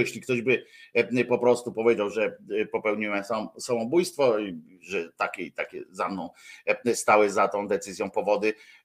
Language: Polish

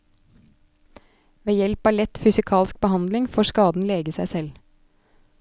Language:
Norwegian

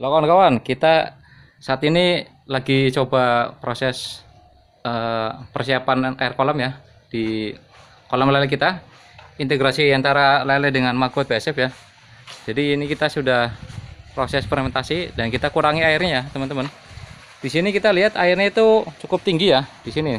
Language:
Indonesian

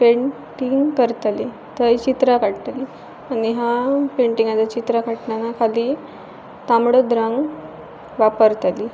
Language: Konkani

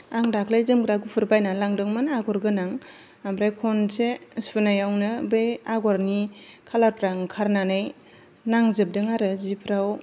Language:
Bodo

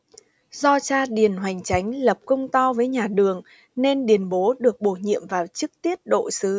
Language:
Vietnamese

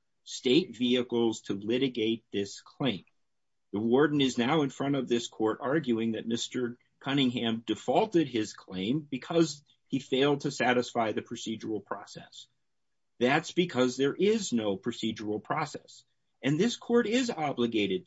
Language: English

